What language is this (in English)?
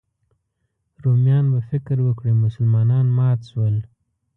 Pashto